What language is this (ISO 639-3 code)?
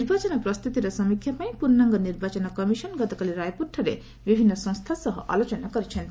ori